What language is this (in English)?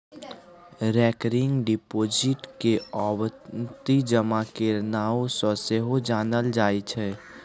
Maithili